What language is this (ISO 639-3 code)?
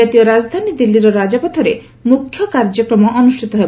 ori